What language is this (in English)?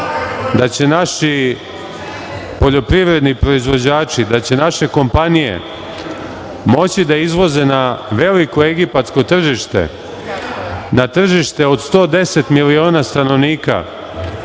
Serbian